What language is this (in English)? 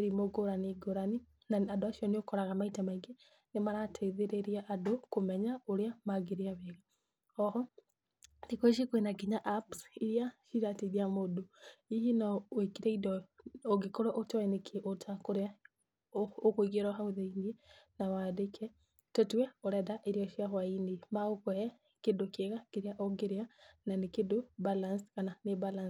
Kikuyu